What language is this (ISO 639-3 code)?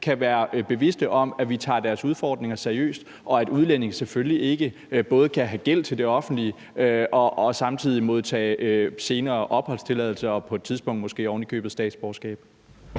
dan